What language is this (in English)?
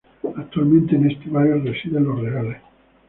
Spanish